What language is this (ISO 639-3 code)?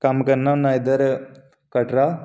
doi